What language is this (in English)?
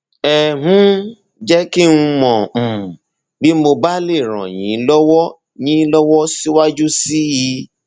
Yoruba